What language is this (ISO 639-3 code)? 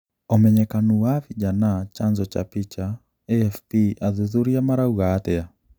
kik